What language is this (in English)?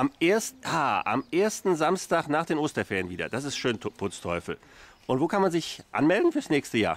German